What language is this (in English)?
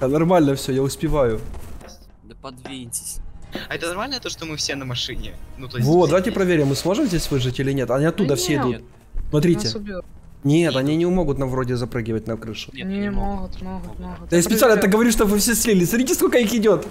Russian